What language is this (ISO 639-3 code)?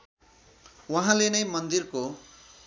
nep